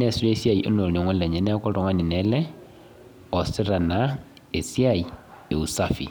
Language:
Masai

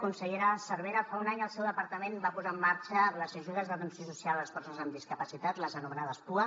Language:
Catalan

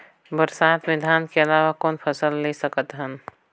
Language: Chhattisgarhi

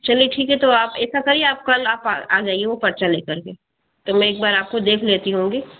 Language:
Hindi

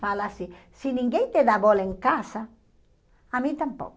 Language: Portuguese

